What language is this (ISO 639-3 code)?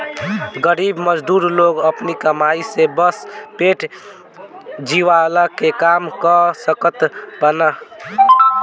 bho